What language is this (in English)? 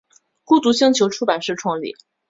Chinese